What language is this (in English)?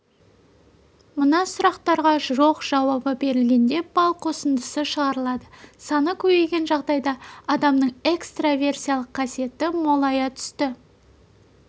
Kazakh